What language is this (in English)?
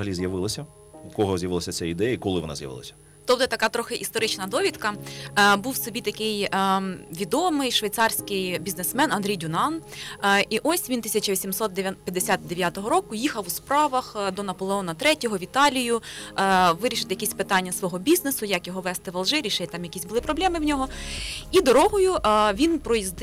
Ukrainian